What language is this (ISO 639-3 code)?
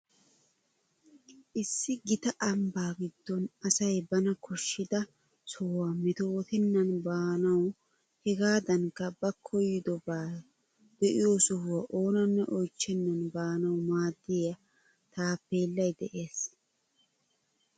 wal